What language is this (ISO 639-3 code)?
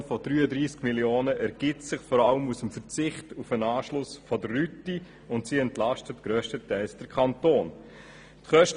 gsw